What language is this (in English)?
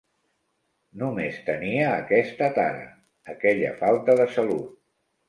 Catalan